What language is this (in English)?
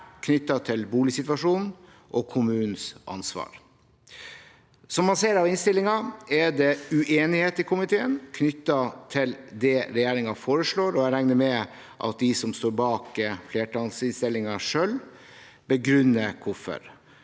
Norwegian